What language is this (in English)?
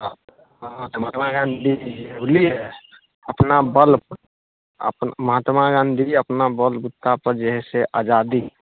Maithili